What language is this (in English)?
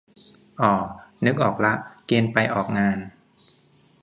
Thai